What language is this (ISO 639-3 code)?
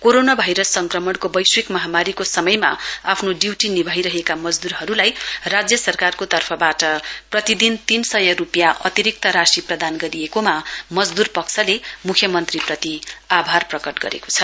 nep